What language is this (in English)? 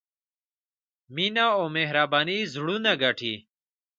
Pashto